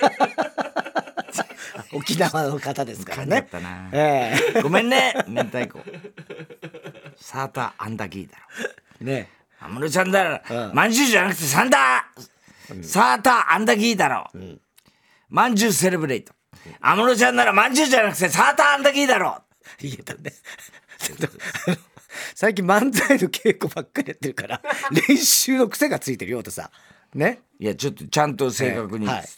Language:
Japanese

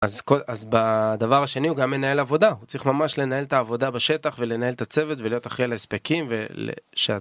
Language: Hebrew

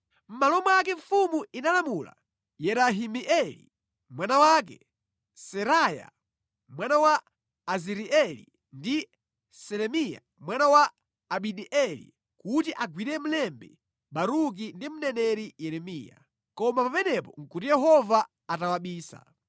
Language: Nyanja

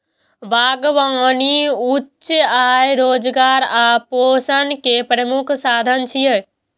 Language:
Maithili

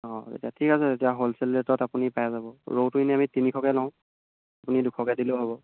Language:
Assamese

